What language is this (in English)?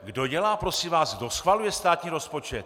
Czech